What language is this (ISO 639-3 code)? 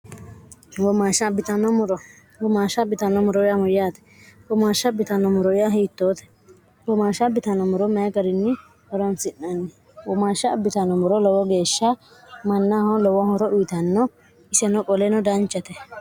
sid